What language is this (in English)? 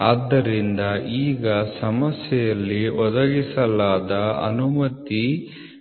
Kannada